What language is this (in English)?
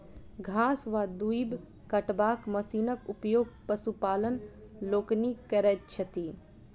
Maithili